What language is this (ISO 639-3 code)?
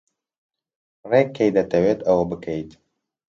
ckb